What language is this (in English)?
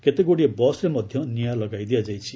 Odia